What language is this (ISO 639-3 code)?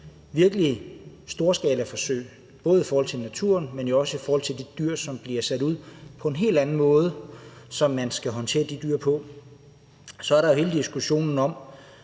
dan